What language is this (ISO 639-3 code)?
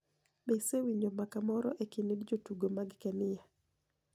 luo